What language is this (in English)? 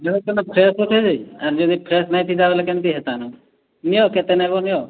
Odia